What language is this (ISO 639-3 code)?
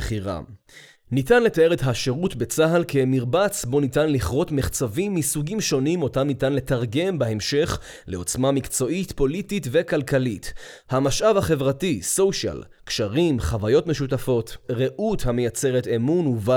heb